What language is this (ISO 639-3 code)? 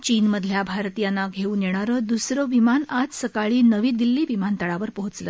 mar